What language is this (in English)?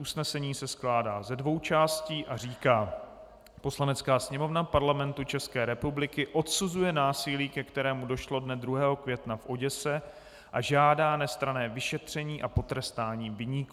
Czech